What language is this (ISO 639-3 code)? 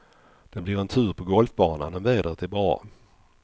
swe